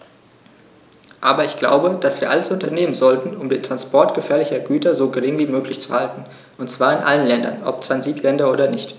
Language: German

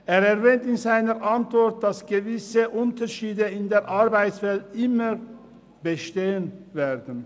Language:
Swiss German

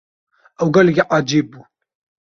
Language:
Kurdish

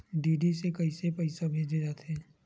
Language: Chhattisgarhi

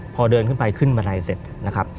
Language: Thai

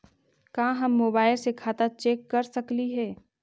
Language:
Magahi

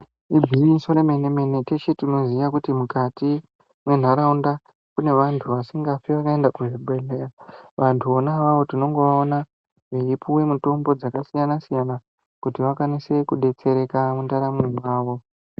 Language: Ndau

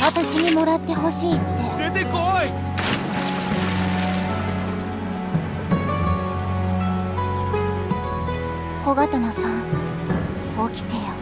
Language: Japanese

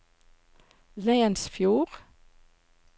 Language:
Norwegian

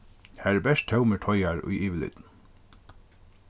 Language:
Faroese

